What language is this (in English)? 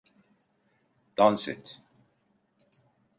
Turkish